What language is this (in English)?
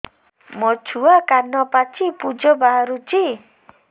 Odia